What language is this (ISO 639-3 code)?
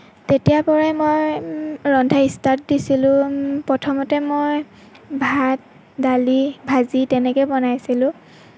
asm